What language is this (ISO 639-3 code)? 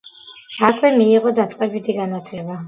kat